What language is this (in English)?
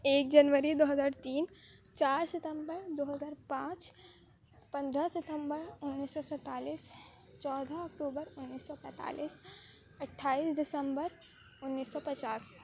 Urdu